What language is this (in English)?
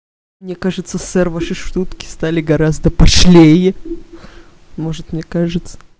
Russian